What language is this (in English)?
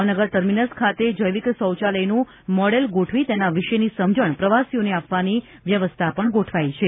Gujarati